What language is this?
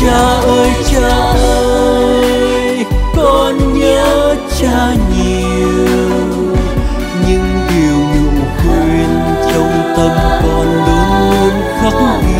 Vietnamese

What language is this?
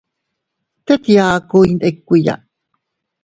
Teutila Cuicatec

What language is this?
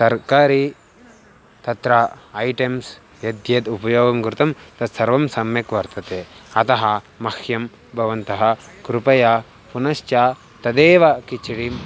Sanskrit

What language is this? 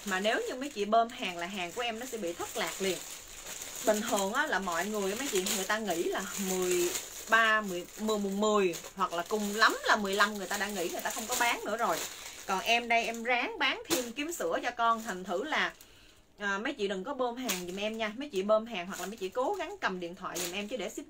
Vietnamese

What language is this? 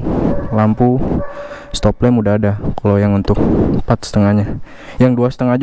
Indonesian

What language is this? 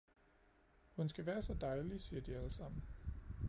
Danish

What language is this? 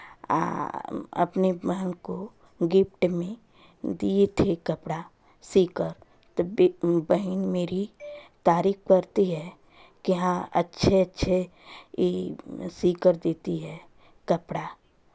Hindi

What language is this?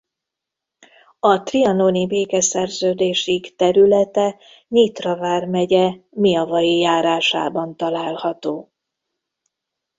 Hungarian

